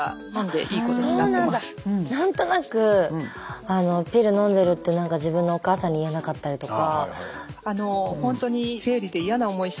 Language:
Japanese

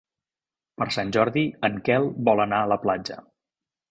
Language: Catalan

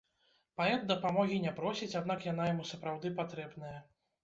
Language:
Belarusian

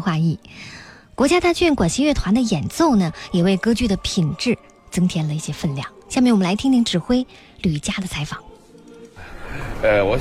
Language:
Chinese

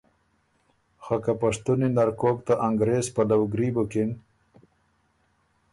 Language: Ormuri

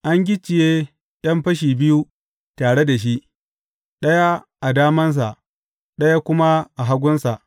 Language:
Hausa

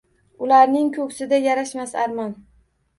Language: Uzbek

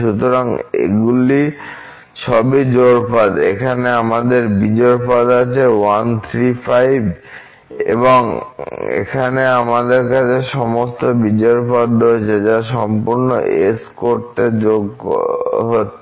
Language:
Bangla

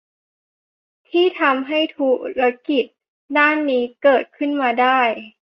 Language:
Thai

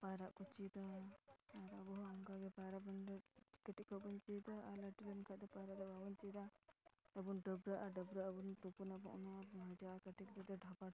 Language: Santali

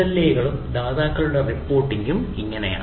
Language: Malayalam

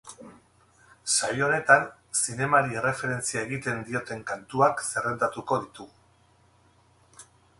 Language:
Basque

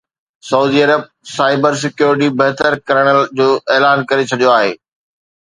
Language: Sindhi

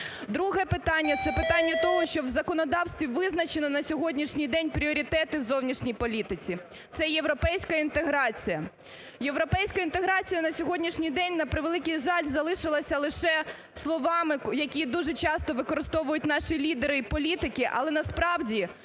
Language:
Ukrainian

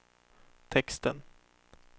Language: Swedish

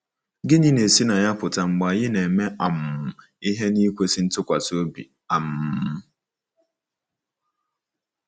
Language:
Igbo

